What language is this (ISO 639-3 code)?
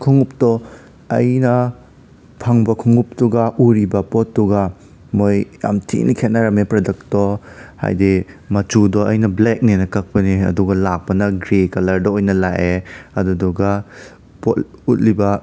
mni